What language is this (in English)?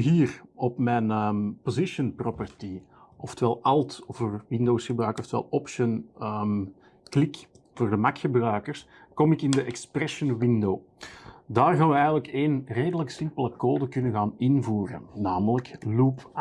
Dutch